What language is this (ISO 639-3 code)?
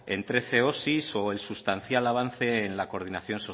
spa